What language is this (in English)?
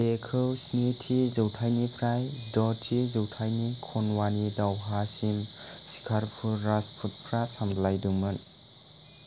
Bodo